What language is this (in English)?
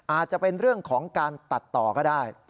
Thai